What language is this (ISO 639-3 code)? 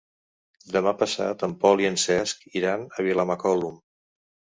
cat